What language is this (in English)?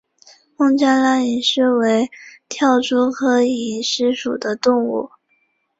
Chinese